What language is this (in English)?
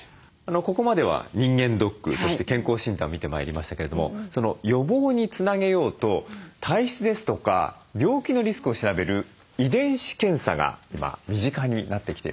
Japanese